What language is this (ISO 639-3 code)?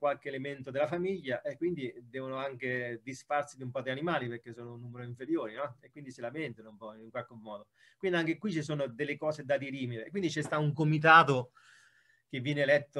ita